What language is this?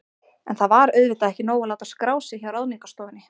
Icelandic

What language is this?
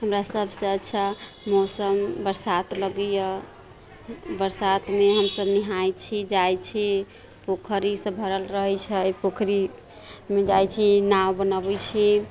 Maithili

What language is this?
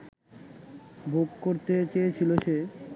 Bangla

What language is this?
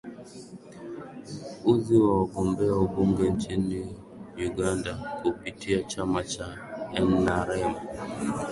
Swahili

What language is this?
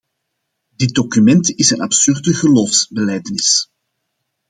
Dutch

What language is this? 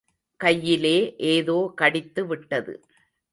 Tamil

